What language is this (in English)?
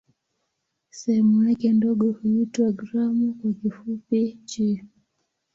Swahili